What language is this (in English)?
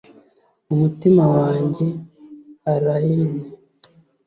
Kinyarwanda